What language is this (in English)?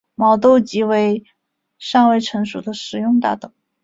Chinese